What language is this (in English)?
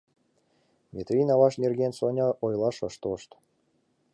Mari